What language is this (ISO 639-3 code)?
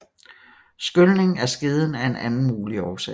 dan